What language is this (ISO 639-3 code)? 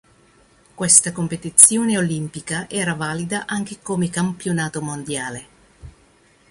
ita